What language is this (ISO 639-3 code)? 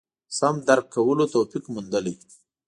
pus